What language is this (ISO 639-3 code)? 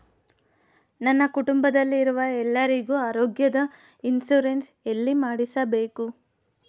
kan